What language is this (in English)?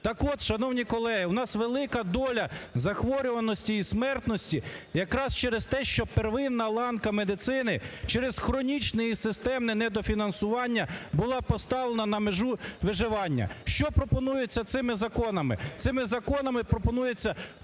Ukrainian